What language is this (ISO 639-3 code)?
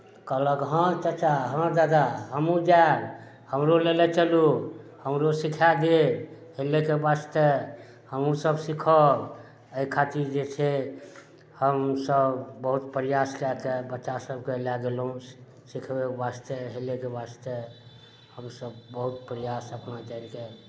mai